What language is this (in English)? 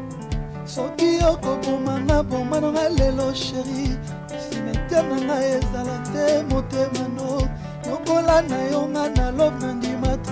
French